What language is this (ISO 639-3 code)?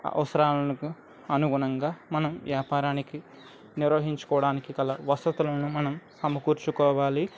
tel